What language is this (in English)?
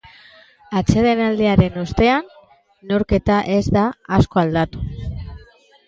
Basque